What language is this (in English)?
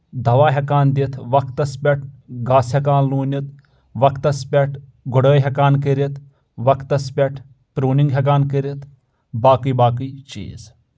Kashmiri